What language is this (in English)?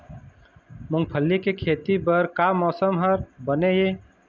Chhattisgarhi